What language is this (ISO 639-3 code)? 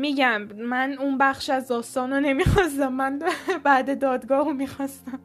fas